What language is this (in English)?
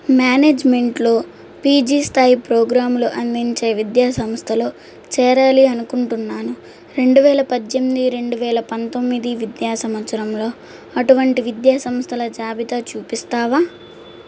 Telugu